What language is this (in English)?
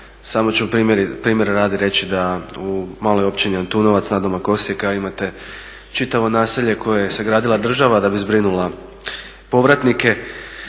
Croatian